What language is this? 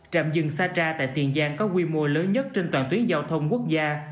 Vietnamese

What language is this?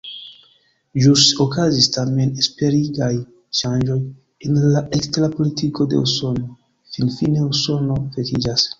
Esperanto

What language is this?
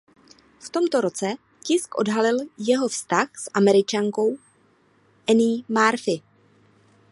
Czech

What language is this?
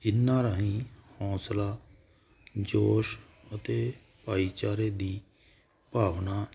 Punjabi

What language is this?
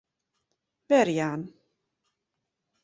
Western Frisian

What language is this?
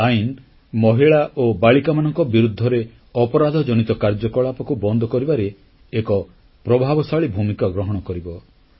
Odia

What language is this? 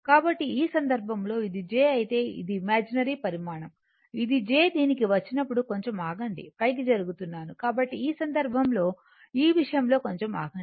Telugu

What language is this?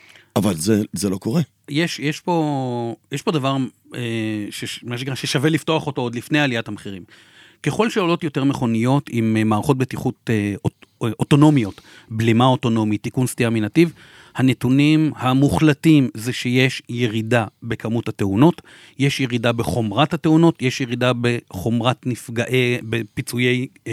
Hebrew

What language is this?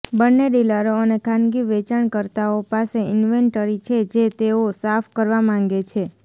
Gujarati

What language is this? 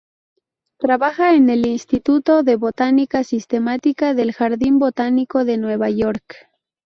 Spanish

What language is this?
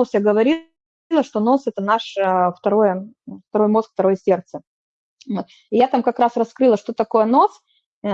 Russian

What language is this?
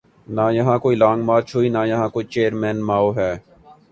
Urdu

